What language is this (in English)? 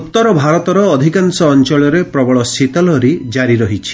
Odia